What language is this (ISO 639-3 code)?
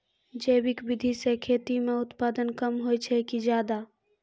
mai